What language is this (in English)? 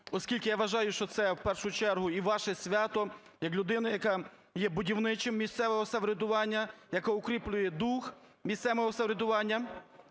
Ukrainian